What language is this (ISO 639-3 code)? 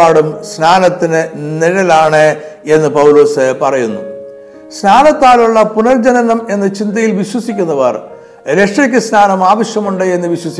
mal